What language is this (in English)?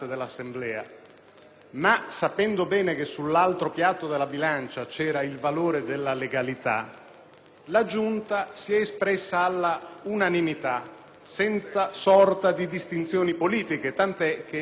Italian